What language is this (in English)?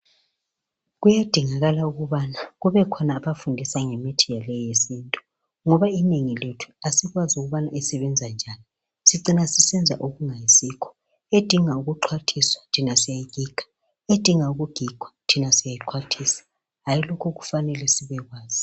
North Ndebele